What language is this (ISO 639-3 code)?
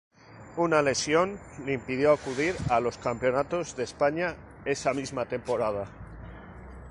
spa